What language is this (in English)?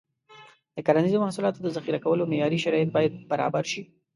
Pashto